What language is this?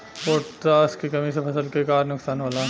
Bhojpuri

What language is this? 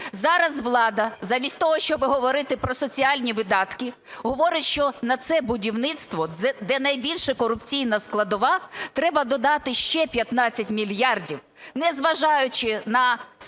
Ukrainian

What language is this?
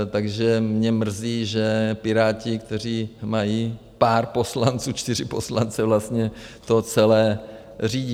Czech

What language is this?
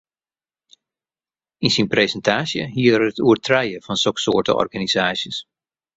Western Frisian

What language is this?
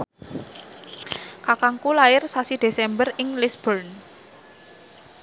Javanese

